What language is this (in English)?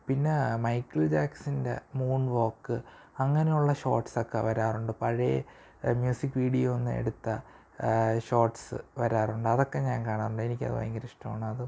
Malayalam